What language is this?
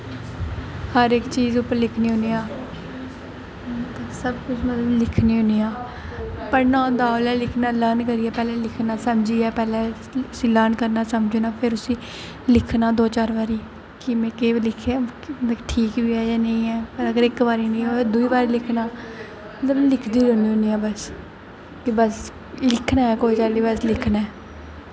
Dogri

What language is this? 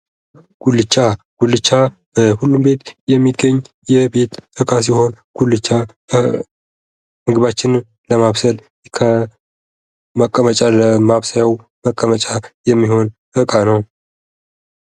Amharic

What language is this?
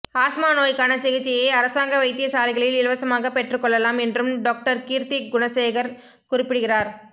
Tamil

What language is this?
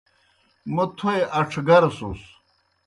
Kohistani Shina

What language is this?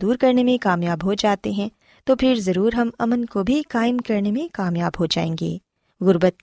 Urdu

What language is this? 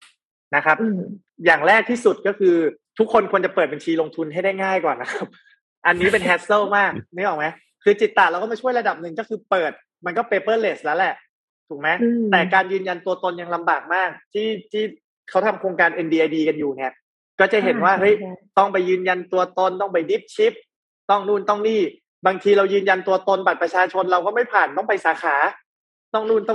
Thai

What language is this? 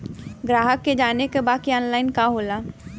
Bhojpuri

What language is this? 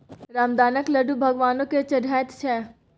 Maithili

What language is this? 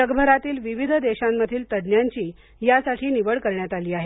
Marathi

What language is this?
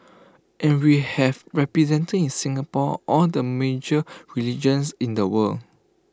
English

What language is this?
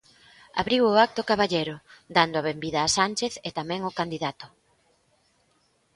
Galician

